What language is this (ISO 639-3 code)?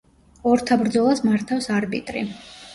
kat